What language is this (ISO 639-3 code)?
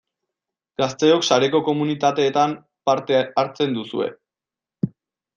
eus